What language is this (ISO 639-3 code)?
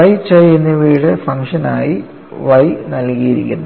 mal